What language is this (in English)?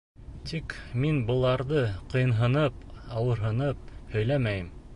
Bashkir